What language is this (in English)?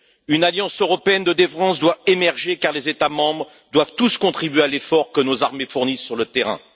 French